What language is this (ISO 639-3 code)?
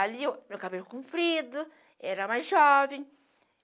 por